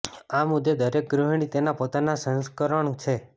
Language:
Gujarati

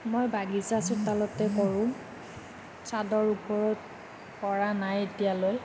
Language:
Assamese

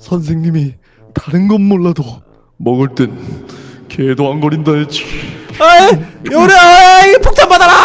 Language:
Korean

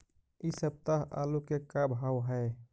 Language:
Magahi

